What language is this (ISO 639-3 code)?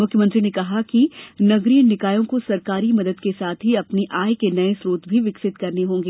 hin